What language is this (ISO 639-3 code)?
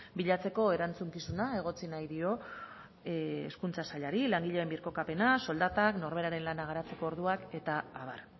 eus